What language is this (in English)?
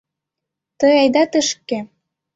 Mari